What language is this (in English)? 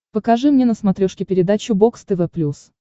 Russian